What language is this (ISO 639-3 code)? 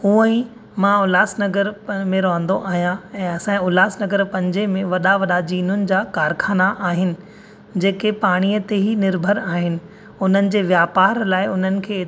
snd